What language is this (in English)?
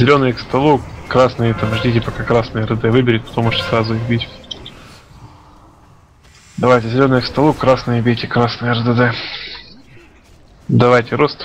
Russian